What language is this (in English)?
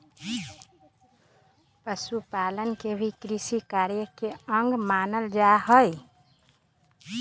Magahi